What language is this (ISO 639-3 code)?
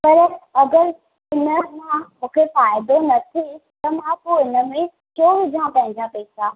snd